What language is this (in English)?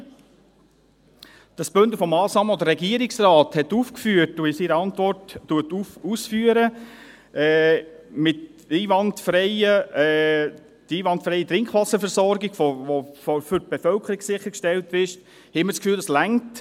Swiss German